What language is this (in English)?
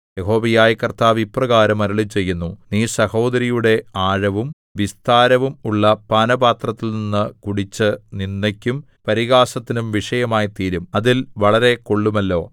Malayalam